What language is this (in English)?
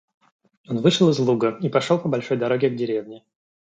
Russian